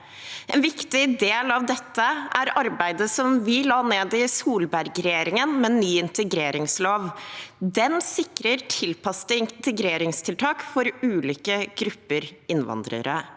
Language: Norwegian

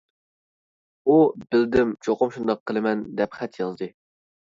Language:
Uyghur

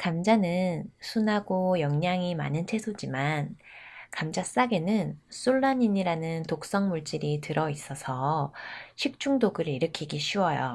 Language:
Korean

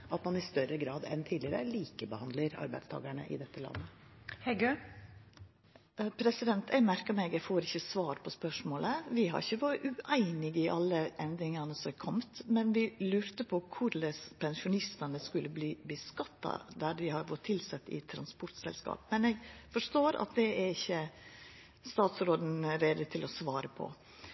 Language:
Norwegian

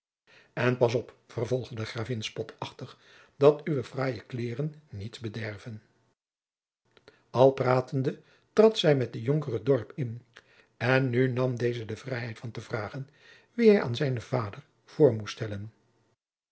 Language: Dutch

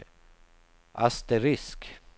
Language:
Swedish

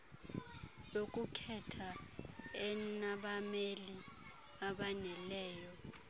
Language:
Xhosa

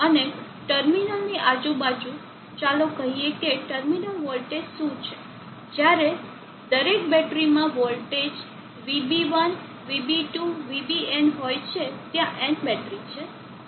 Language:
Gujarati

